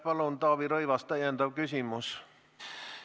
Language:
Estonian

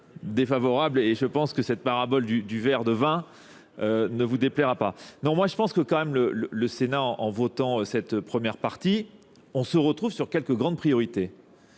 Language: French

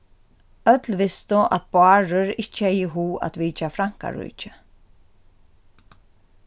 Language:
Faroese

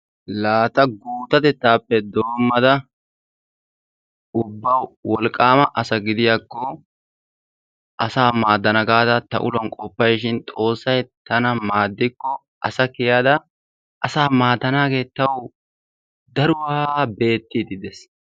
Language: Wolaytta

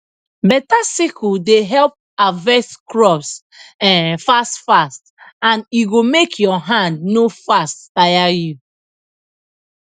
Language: Nigerian Pidgin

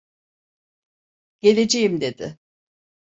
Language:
Turkish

